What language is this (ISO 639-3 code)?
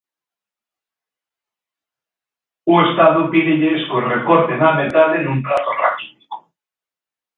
glg